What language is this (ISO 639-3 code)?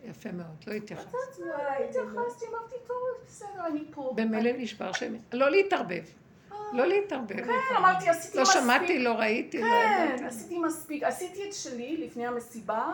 heb